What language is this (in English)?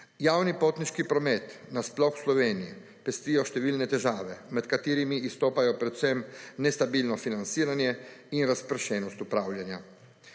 Slovenian